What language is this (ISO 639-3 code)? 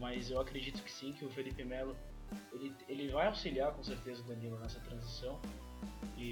por